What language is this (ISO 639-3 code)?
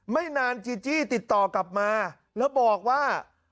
tha